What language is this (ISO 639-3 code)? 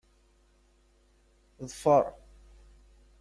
kab